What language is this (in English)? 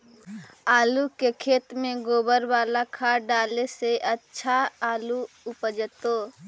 Magahi